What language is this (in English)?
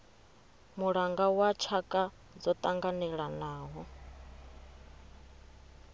Venda